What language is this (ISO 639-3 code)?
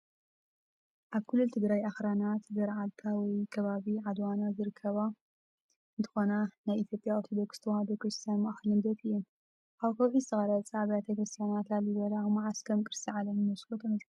tir